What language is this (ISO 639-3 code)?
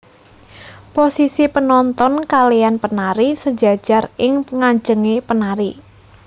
jav